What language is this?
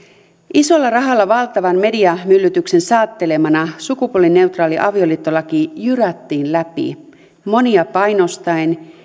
Finnish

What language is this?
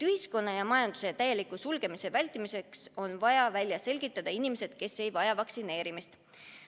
Estonian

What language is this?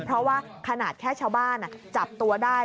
Thai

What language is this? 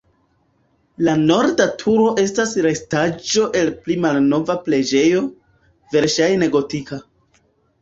Esperanto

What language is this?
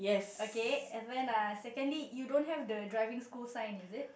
English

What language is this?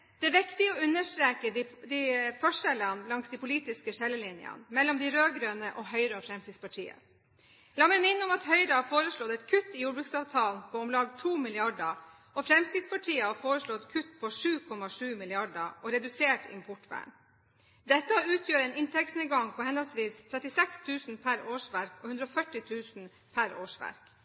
Norwegian Bokmål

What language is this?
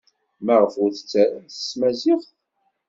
Kabyle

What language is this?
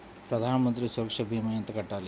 Telugu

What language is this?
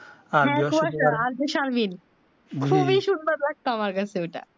Bangla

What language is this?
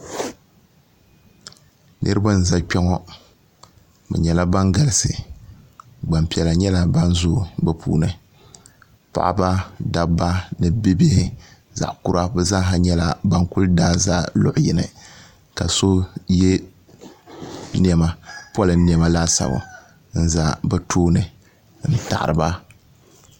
Dagbani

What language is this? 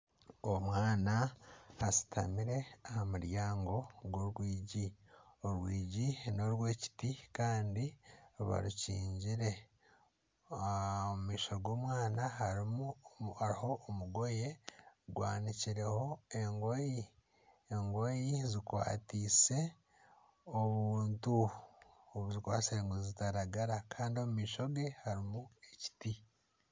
Nyankole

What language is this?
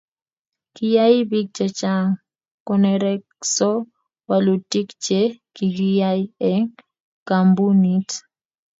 Kalenjin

